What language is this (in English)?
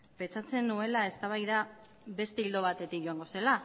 Basque